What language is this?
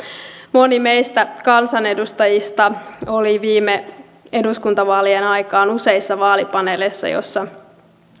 Finnish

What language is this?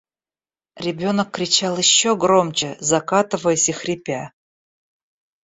Russian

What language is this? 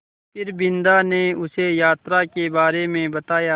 Hindi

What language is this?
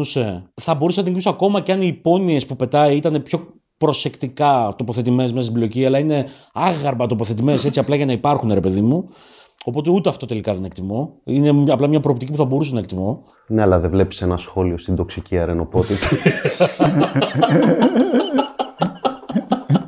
Greek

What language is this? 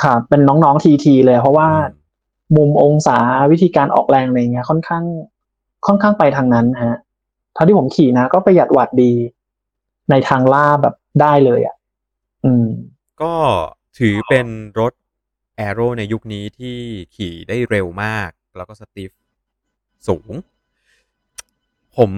Thai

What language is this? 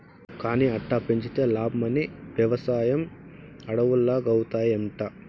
Telugu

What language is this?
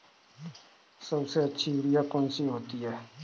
Hindi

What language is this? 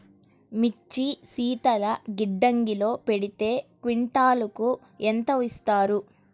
Telugu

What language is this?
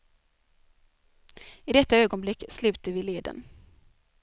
Swedish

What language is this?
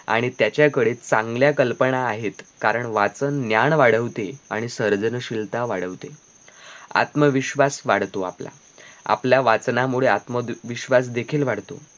Marathi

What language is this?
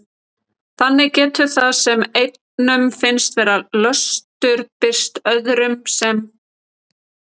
Icelandic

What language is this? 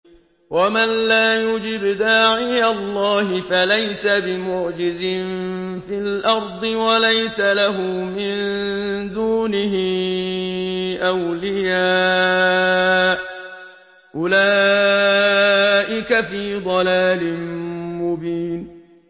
Arabic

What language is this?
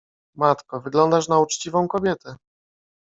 Polish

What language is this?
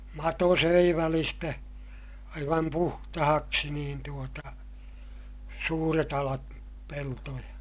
Finnish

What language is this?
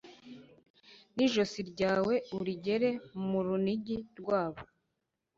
Kinyarwanda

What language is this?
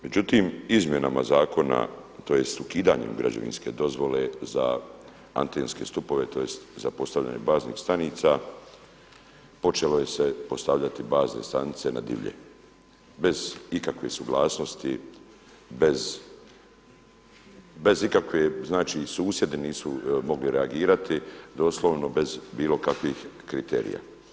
Croatian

